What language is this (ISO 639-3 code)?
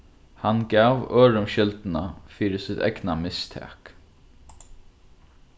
fao